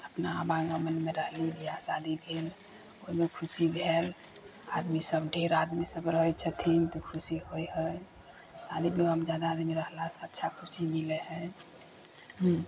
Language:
Maithili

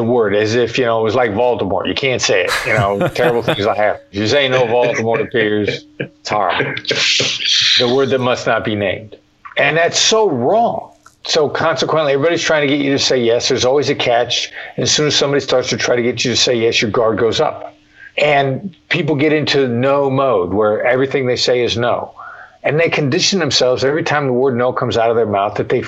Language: English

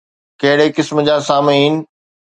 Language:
Sindhi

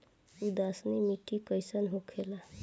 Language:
Bhojpuri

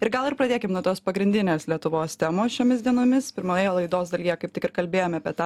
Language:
Lithuanian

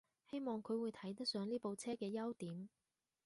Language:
Cantonese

